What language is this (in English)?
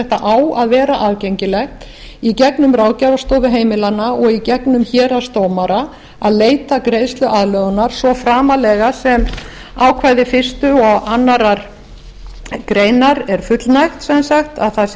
Icelandic